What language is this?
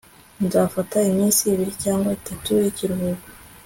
Kinyarwanda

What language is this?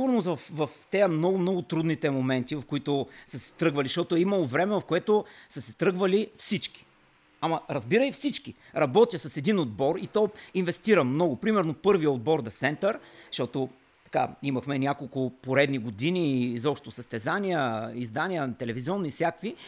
Bulgarian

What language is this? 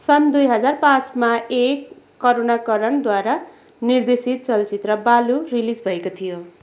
Nepali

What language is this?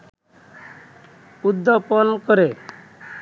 Bangla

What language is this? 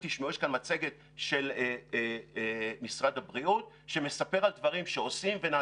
Hebrew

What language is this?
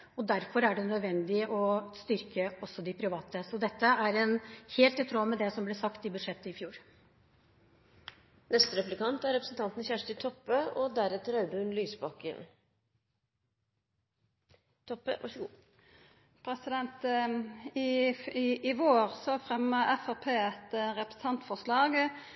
Norwegian Nynorsk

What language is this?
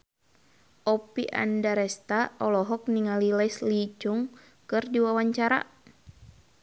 Sundanese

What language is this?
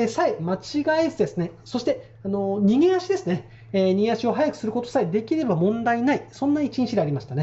Japanese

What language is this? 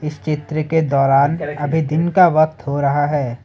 Hindi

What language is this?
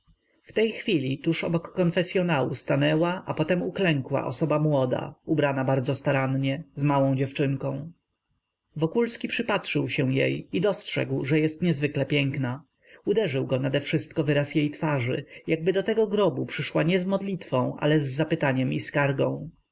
Polish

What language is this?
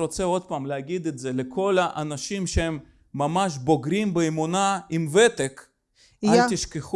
Russian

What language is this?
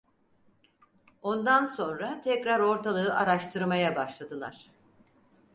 Turkish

